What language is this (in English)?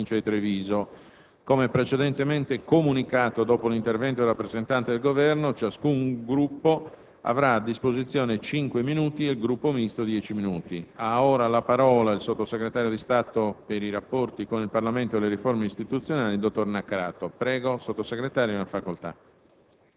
Italian